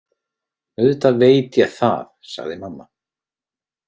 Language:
Icelandic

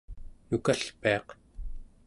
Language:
Central Yupik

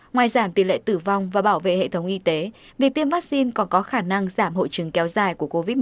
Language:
Vietnamese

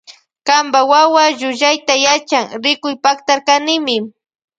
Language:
Loja Highland Quichua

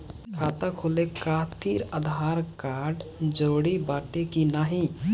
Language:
Bhojpuri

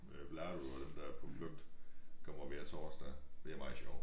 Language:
Danish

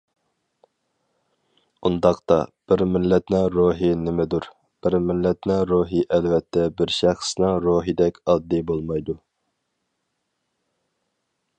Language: Uyghur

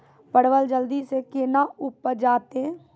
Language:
Maithili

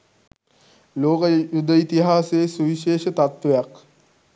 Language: Sinhala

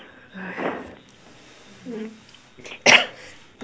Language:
English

